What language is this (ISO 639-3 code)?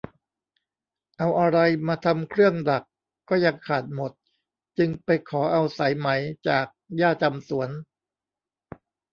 tha